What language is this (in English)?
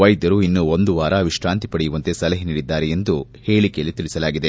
Kannada